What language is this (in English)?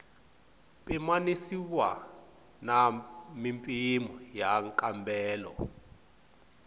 Tsonga